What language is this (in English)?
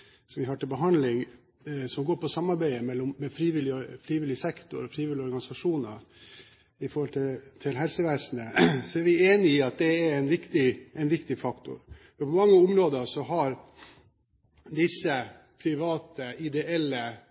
Norwegian Bokmål